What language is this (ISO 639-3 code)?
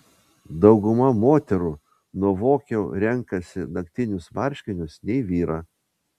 lit